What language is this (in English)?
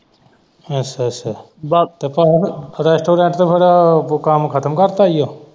Punjabi